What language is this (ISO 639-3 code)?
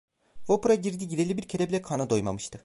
tur